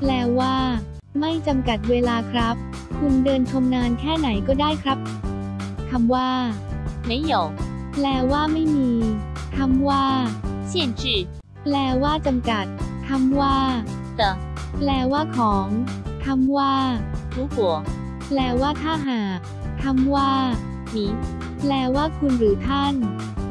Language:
Thai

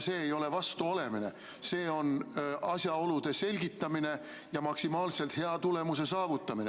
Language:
Estonian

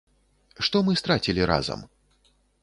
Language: Belarusian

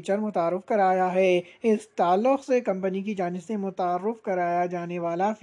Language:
Urdu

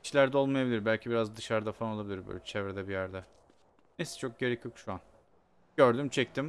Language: Turkish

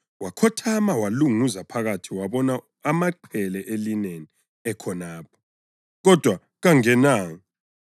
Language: North Ndebele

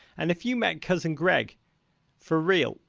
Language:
English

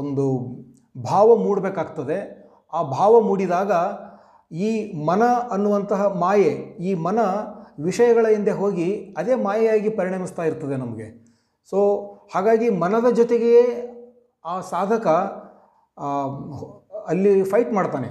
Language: Kannada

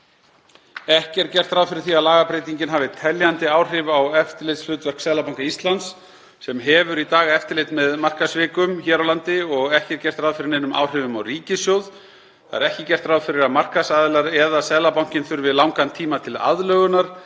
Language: Icelandic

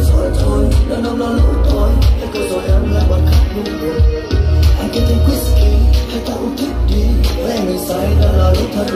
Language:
Thai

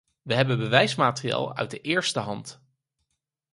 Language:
Dutch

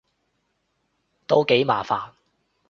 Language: Cantonese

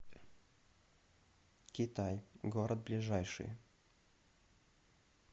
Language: Russian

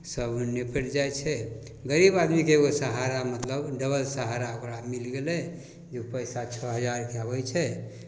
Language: Maithili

